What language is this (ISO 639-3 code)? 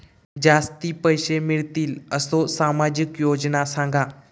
mar